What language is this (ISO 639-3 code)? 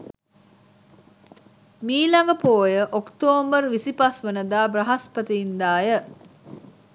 sin